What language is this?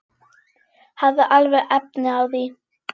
Icelandic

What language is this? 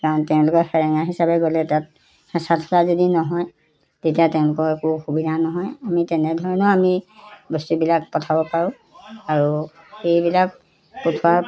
Assamese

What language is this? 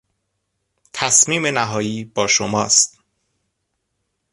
Persian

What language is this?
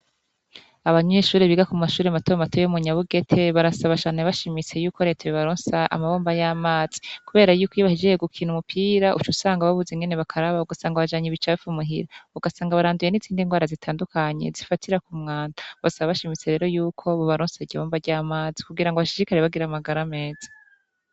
Rundi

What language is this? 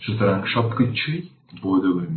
Bangla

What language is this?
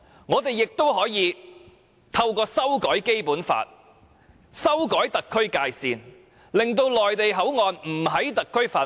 Cantonese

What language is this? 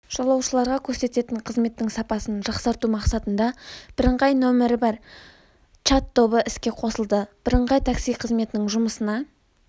Kazakh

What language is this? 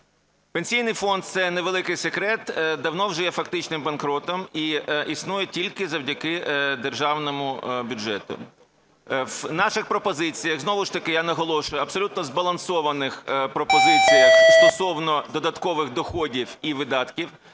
Ukrainian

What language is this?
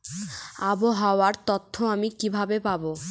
Bangla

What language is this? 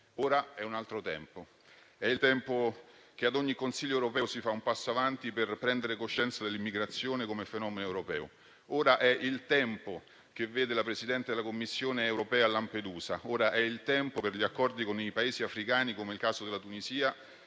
Italian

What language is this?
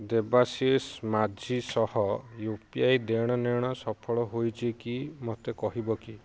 Odia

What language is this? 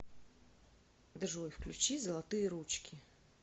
Russian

